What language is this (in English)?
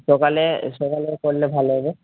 Bangla